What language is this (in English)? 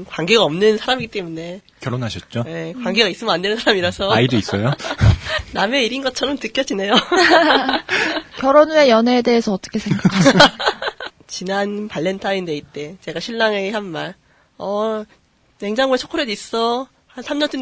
Korean